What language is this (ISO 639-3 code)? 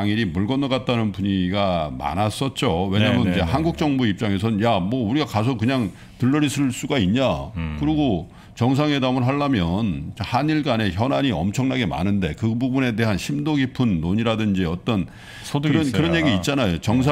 kor